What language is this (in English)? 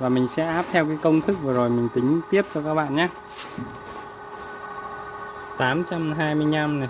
Vietnamese